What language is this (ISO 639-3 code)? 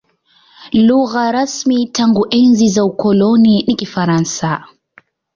swa